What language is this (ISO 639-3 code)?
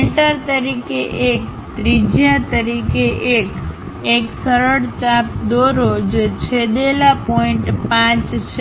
guj